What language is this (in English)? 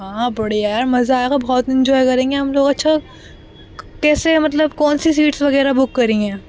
Urdu